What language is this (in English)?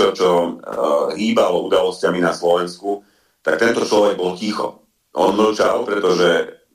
Slovak